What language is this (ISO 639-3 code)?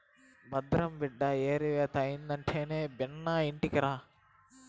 tel